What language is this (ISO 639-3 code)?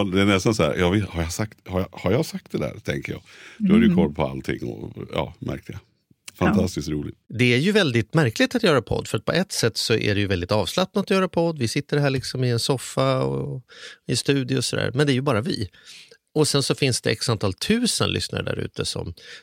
swe